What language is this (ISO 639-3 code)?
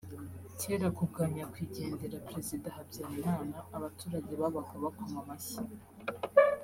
kin